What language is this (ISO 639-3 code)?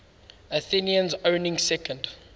eng